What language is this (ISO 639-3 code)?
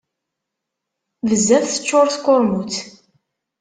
kab